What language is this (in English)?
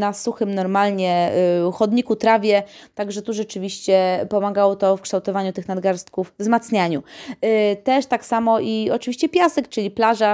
Polish